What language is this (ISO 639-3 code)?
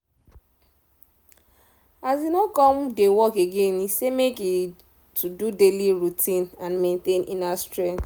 pcm